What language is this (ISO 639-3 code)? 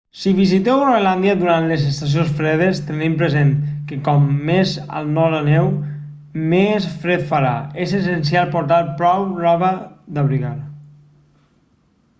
cat